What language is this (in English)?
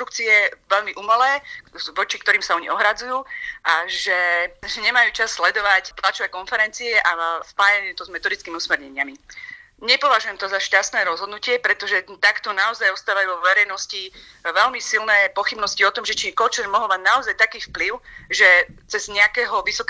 Slovak